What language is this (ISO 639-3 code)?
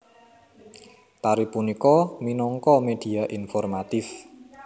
jav